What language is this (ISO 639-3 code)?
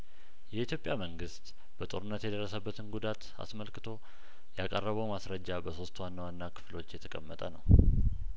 amh